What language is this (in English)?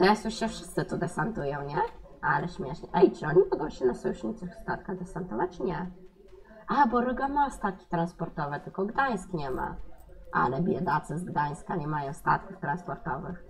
Polish